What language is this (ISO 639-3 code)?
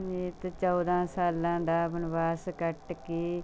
pan